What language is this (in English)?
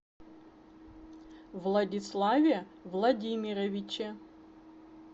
Russian